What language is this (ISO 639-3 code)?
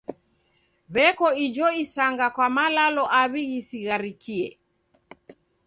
dav